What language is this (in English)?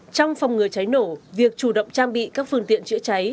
Vietnamese